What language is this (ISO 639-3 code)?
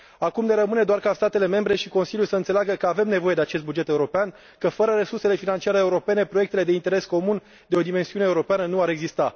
ron